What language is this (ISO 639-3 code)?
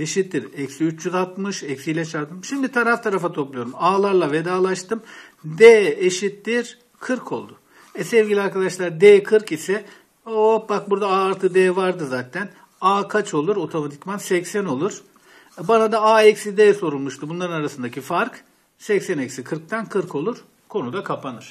tur